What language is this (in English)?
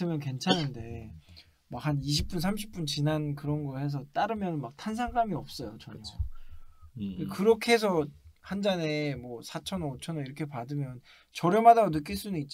Korean